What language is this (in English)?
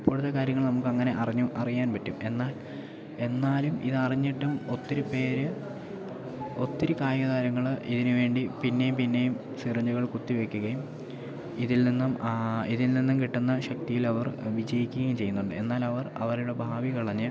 Malayalam